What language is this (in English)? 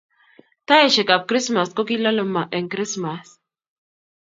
Kalenjin